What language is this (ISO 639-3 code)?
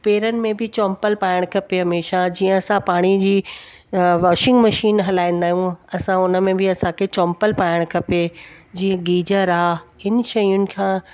snd